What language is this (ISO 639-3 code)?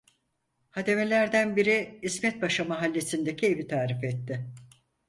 tur